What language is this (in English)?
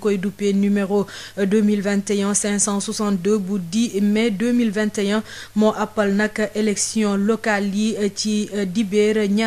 French